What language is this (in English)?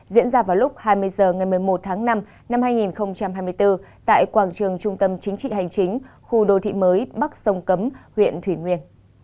Vietnamese